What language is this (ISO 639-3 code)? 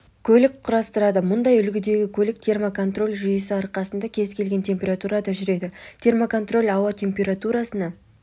kaz